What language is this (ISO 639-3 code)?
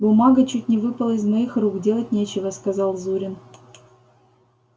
rus